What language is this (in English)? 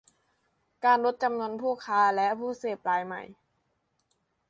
Thai